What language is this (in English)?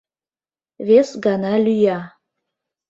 Mari